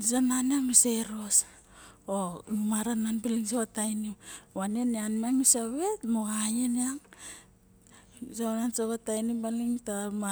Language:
Barok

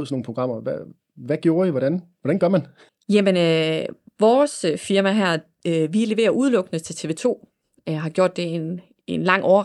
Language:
Danish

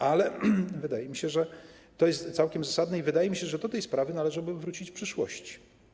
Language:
Polish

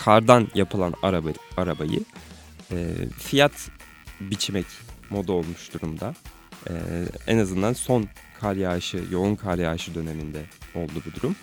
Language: Turkish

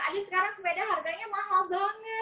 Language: Indonesian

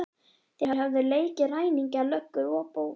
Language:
Icelandic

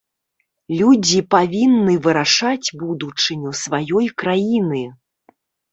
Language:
Belarusian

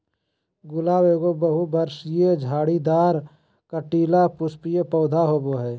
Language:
Magahi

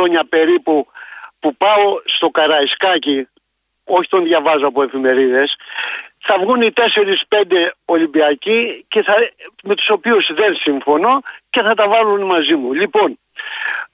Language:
Greek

